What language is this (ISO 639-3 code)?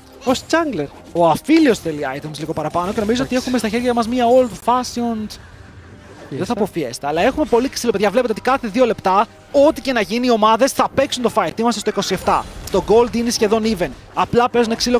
ell